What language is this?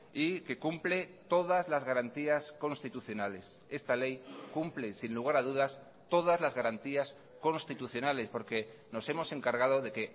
Spanish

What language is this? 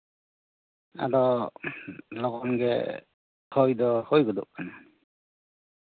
Santali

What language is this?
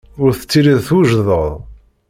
Kabyle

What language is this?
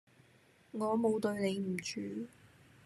Cantonese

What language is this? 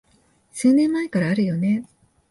Japanese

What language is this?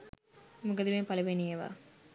Sinhala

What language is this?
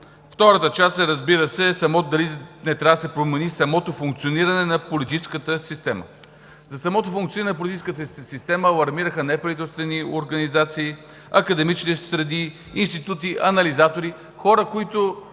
Bulgarian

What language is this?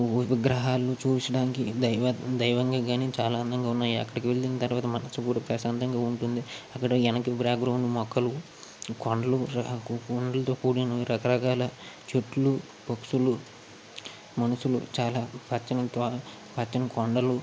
Telugu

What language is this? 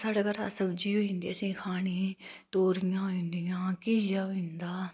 Dogri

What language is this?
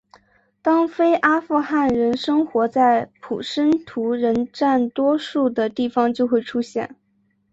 Chinese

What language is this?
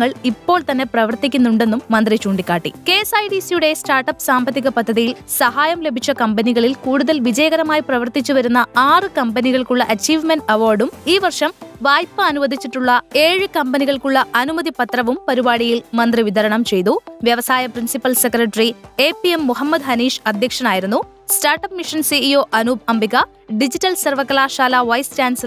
Malayalam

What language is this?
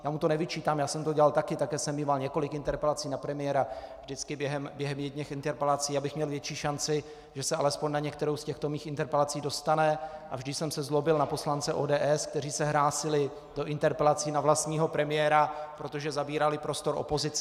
Czech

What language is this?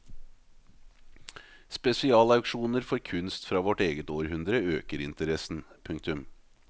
Norwegian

